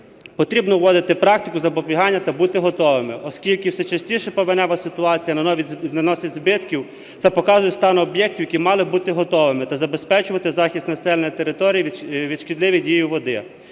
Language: Ukrainian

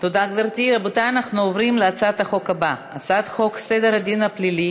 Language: Hebrew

